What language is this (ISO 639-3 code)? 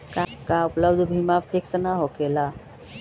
mag